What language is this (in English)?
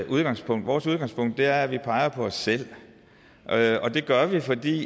Danish